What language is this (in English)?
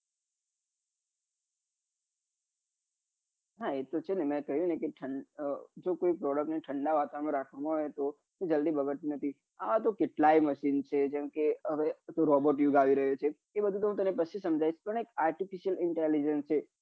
Gujarati